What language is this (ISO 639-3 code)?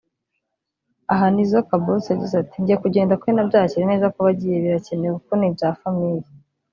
kin